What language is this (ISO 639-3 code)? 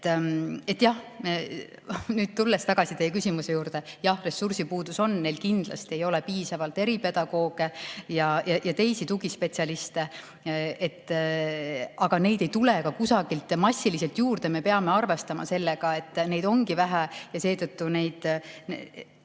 est